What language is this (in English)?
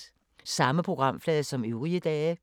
Danish